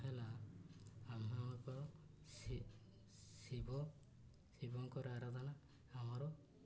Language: Odia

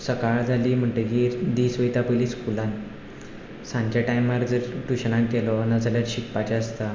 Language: Konkani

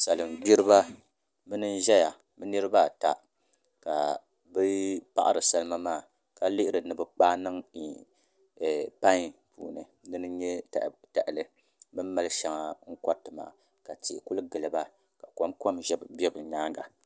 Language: Dagbani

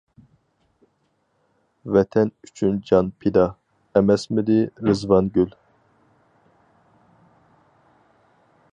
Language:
Uyghur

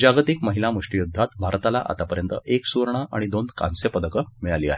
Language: Marathi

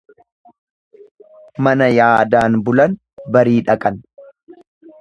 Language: Oromo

